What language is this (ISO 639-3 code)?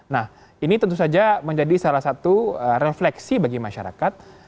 ind